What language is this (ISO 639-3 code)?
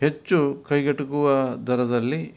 kan